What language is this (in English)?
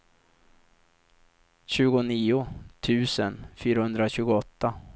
Swedish